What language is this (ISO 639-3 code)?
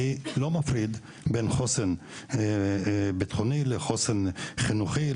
heb